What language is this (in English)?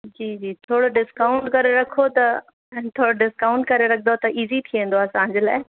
Sindhi